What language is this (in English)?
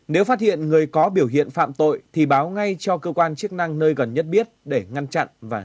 Vietnamese